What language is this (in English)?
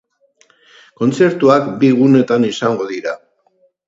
Basque